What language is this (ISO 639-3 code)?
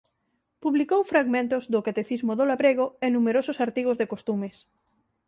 glg